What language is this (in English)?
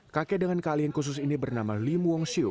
Indonesian